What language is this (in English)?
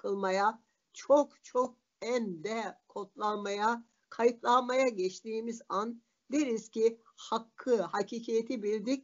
Turkish